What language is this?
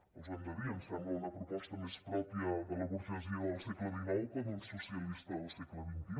Catalan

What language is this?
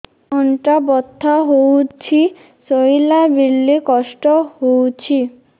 Odia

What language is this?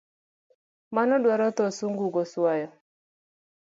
Luo (Kenya and Tanzania)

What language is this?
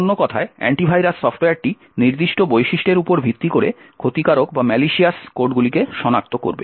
Bangla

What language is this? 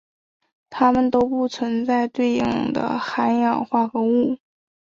Chinese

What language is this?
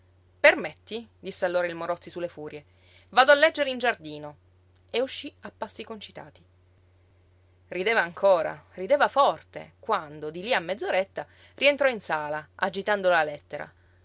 Italian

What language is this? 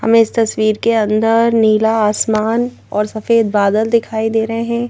Hindi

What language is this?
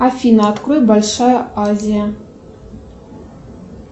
Russian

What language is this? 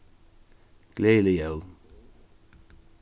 Faroese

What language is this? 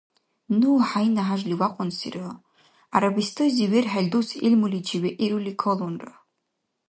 Dargwa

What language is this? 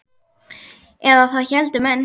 Icelandic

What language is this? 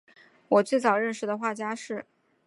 Chinese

